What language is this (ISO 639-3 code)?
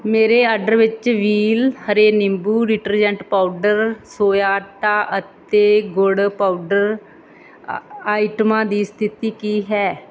pan